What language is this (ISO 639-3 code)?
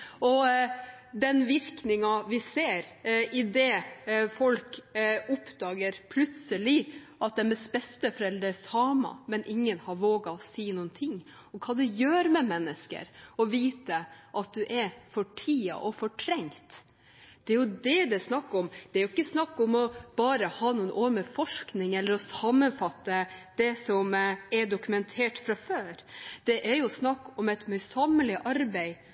nob